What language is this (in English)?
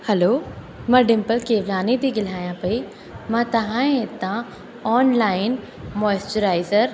Sindhi